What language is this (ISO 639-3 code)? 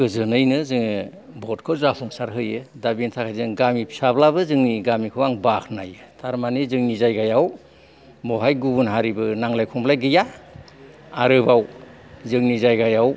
brx